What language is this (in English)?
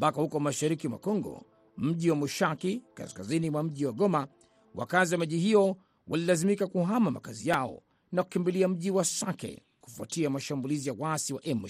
Swahili